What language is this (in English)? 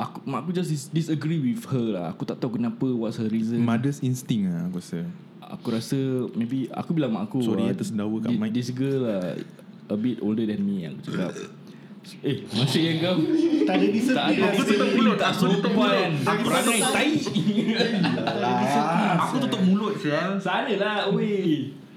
Malay